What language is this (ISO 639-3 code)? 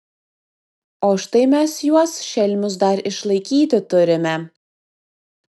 lit